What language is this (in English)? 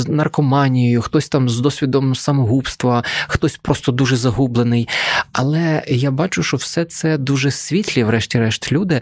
Ukrainian